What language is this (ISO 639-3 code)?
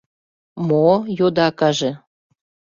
chm